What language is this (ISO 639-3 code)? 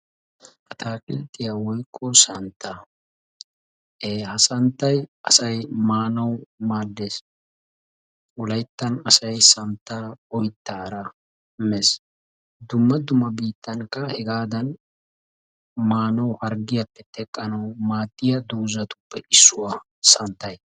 wal